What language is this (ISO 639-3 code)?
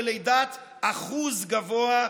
heb